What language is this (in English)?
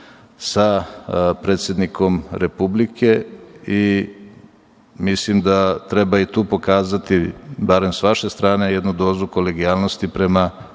Serbian